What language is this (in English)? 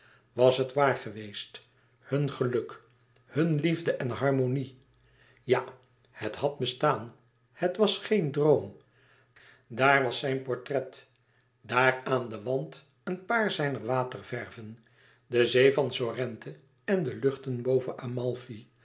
Dutch